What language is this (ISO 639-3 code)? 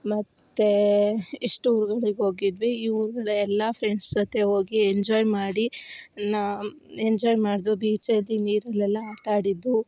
kan